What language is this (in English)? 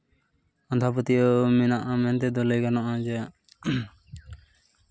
Santali